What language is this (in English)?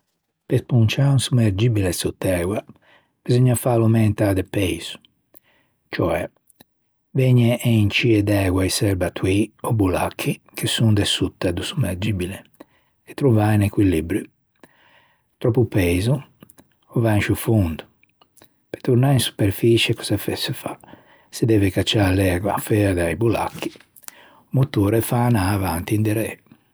Ligurian